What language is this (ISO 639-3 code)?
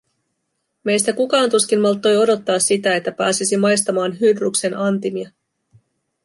fin